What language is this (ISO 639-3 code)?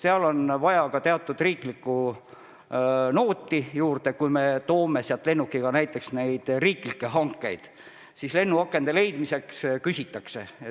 est